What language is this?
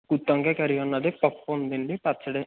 Telugu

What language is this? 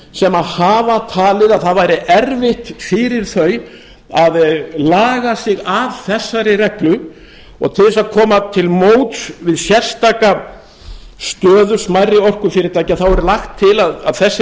Icelandic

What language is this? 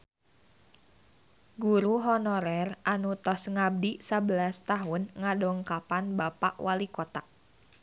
Sundanese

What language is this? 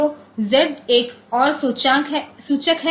Hindi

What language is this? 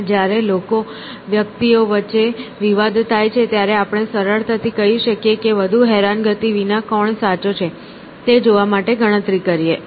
Gujarati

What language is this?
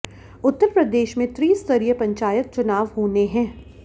Hindi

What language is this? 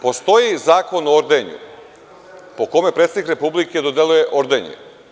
Serbian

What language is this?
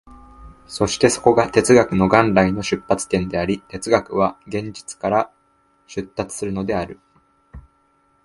Japanese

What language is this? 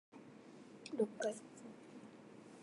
Japanese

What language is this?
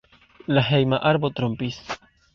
Esperanto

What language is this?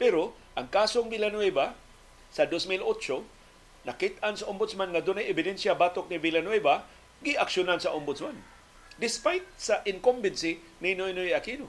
Filipino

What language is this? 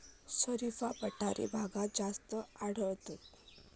Marathi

